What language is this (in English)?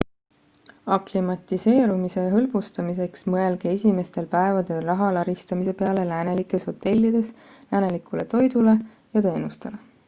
Estonian